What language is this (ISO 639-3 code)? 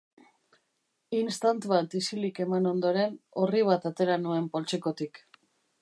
eus